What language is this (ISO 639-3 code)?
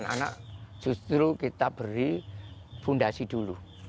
ind